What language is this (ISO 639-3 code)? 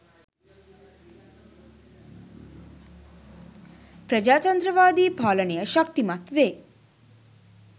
sin